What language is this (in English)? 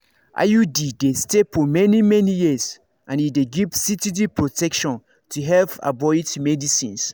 Nigerian Pidgin